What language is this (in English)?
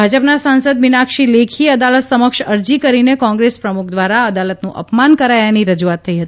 Gujarati